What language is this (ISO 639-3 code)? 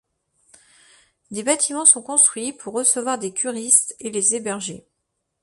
fra